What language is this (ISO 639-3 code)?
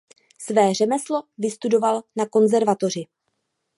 ces